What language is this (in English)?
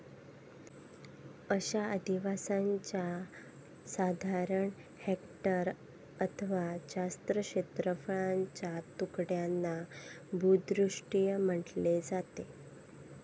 Marathi